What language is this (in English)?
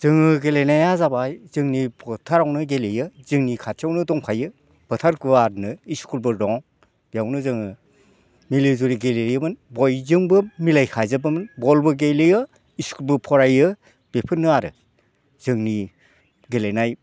Bodo